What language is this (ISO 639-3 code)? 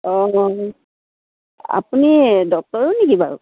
asm